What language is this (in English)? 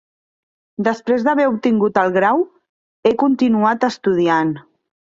Catalan